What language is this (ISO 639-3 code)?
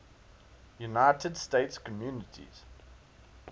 eng